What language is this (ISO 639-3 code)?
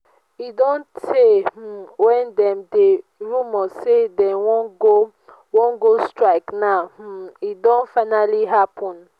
pcm